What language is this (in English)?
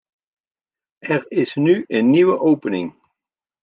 Dutch